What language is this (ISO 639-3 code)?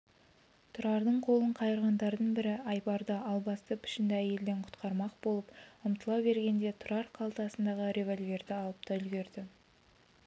kaz